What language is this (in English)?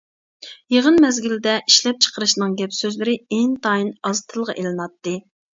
Uyghur